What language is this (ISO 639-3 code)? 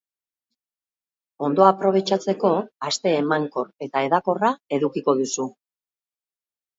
eus